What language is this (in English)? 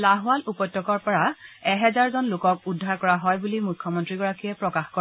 Assamese